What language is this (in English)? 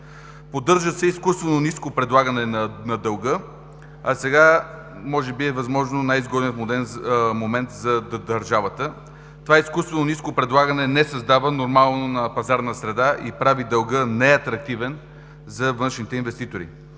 Bulgarian